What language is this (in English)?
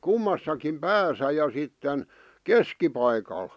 Finnish